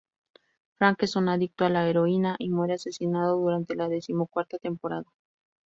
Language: Spanish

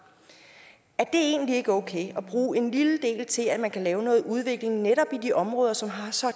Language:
Danish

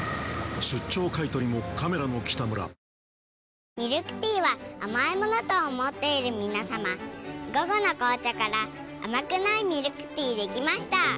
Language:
Japanese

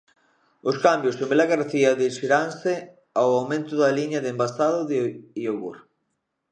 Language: Galician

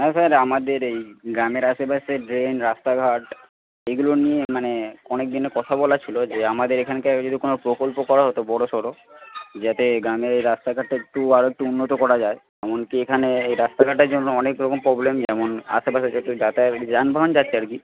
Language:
Bangla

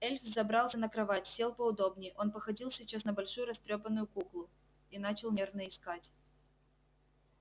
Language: Russian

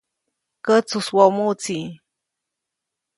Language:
Copainalá Zoque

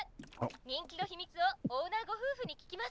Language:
Japanese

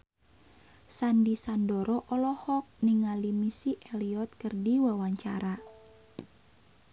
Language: Sundanese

